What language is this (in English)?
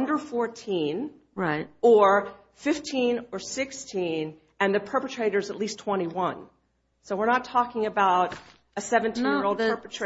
English